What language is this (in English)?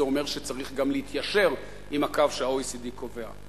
Hebrew